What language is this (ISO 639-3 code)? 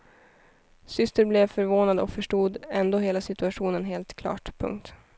swe